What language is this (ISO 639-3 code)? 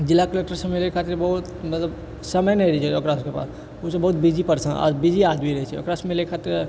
mai